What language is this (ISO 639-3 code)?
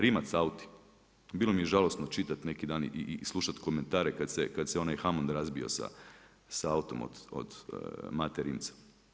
hrv